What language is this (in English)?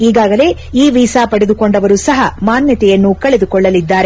Kannada